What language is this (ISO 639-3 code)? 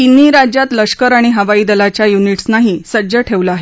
mar